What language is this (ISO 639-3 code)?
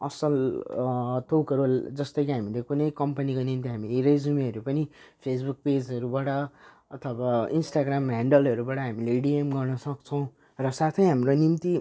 nep